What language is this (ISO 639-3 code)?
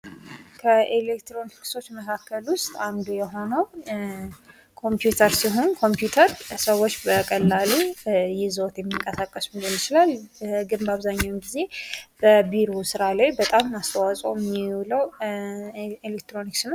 amh